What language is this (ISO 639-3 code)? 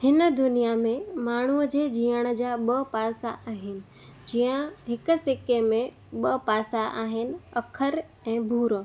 snd